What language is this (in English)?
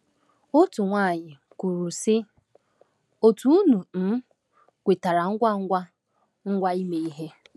Igbo